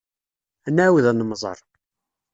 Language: Kabyle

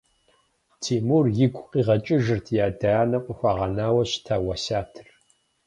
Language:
Kabardian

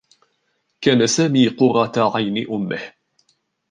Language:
Arabic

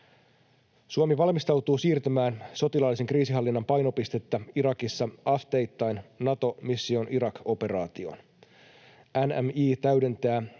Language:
Finnish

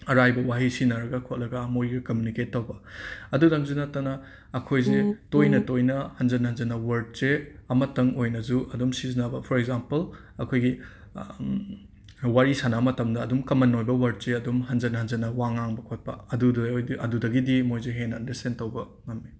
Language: Manipuri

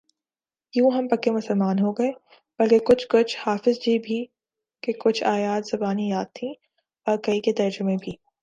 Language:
Urdu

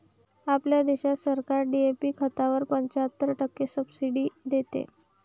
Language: Marathi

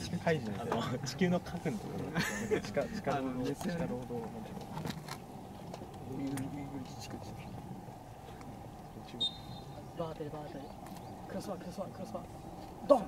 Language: Japanese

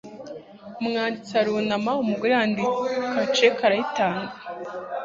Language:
Kinyarwanda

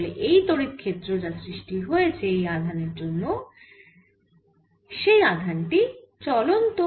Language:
Bangla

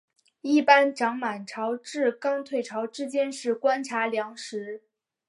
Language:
Chinese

